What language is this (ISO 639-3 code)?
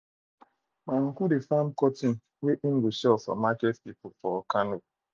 pcm